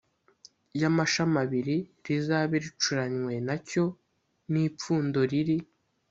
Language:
Kinyarwanda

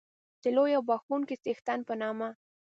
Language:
Pashto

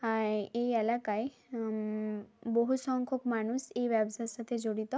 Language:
Bangla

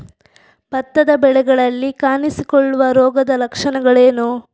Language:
Kannada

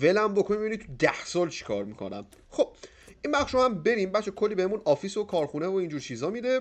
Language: Persian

